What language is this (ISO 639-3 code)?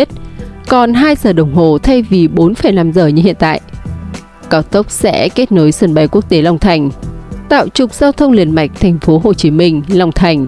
vie